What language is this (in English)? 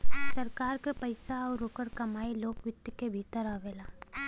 Bhojpuri